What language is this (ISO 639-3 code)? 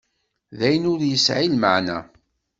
kab